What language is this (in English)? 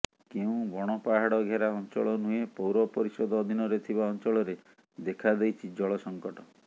Odia